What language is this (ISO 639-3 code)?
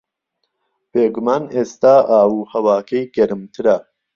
ckb